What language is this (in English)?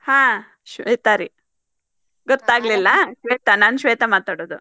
Kannada